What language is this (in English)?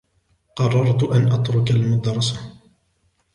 Arabic